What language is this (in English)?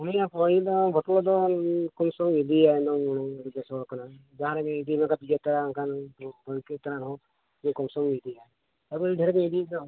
Santali